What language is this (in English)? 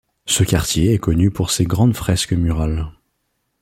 French